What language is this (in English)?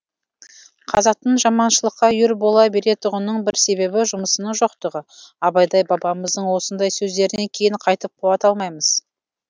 Kazakh